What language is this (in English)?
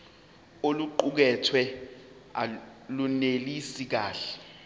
Zulu